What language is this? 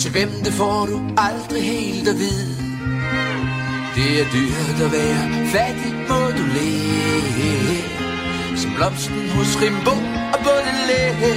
Danish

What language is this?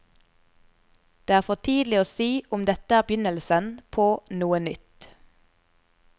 Norwegian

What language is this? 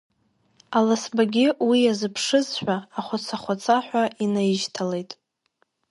Abkhazian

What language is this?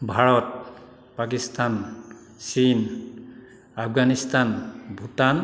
Assamese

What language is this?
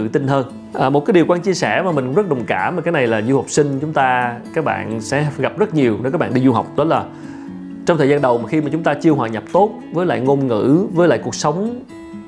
Vietnamese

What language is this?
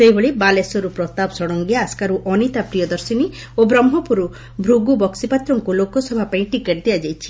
Odia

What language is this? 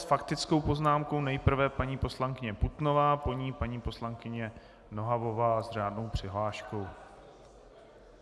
Czech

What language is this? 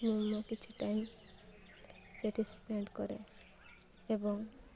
Odia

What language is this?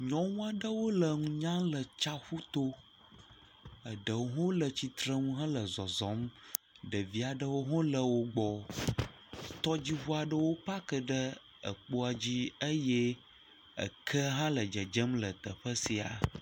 Ewe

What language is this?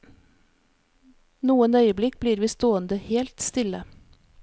Norwegian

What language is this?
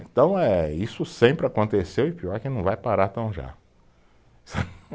Portuguese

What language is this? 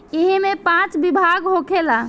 Bhojpuri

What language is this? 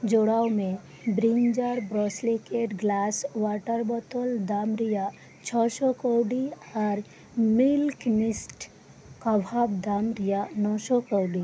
Santali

